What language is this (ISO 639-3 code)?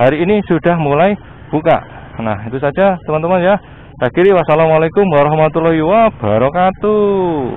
ind